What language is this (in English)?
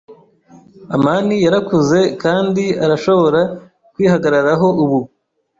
Kinyarwanda